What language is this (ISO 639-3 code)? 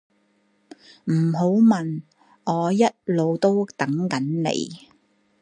yue